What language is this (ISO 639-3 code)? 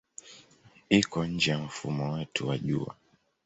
swa